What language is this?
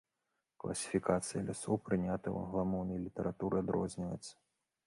Belarusian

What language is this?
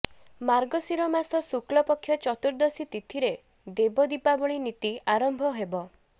Odia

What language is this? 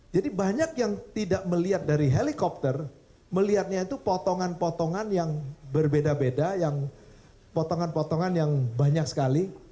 Indonesian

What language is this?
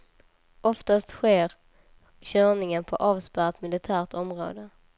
Swedish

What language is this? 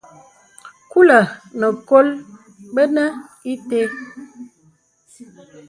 Bebele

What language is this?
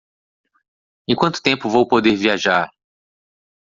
Portuguese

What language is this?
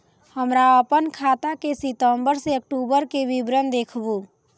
Maithili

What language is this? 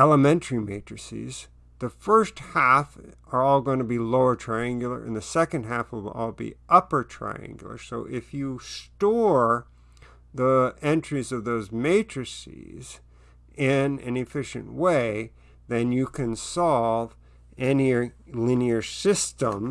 English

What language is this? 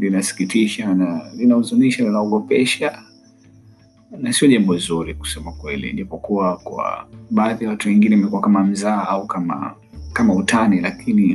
Swahili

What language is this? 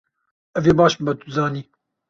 Kurdish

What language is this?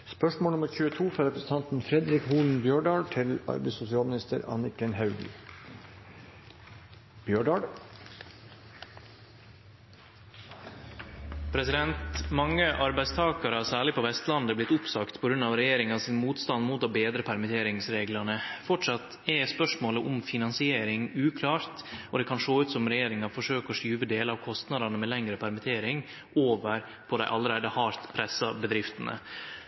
Norwegian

